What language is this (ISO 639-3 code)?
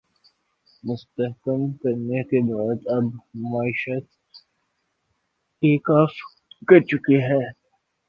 urd